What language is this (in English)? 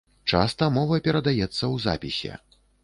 Belarusian